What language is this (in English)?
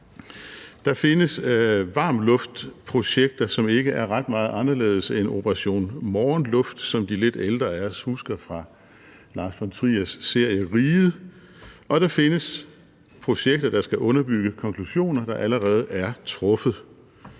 Danish